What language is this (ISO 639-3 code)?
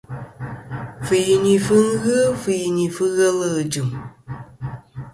bkm